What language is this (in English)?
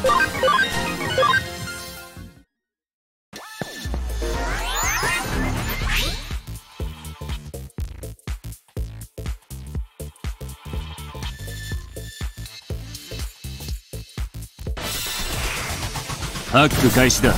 Japanese